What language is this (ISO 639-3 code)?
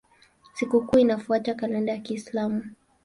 swa